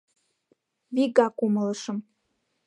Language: Mari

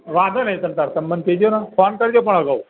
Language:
Gujarati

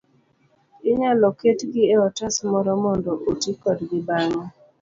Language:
Luo (Kenya and Tanzania)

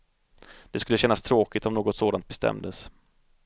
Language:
Swedish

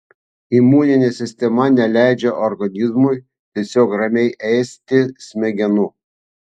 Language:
Lithuanian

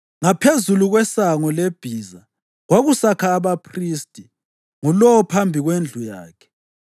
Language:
North Ndebele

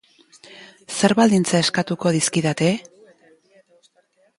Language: Basque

